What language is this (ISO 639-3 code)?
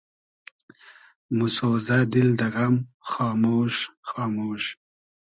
haz